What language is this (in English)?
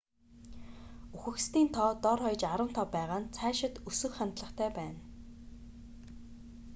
Mongolian